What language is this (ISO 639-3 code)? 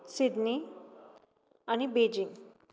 kok